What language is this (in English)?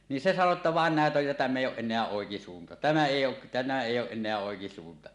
Finnish